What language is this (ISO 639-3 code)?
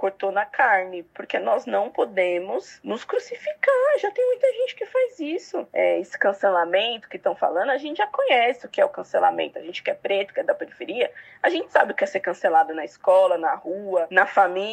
por